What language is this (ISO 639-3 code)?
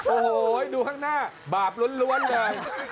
tha